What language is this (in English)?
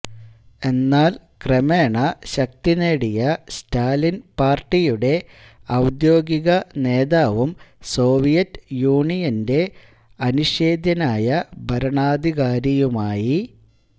Malayalam